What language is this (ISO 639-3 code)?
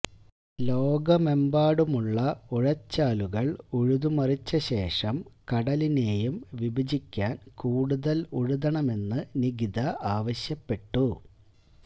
mal